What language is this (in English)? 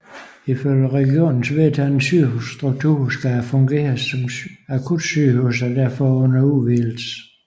Danish